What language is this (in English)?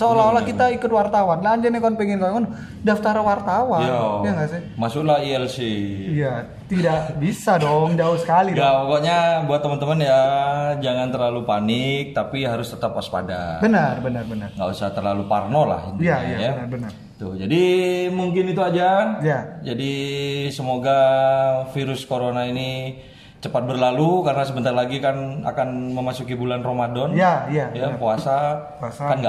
Indonesian